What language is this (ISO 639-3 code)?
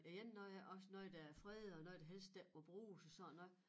dan